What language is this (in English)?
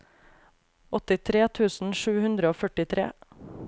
Norwegian